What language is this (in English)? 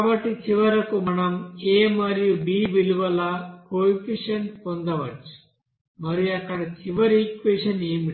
Telugu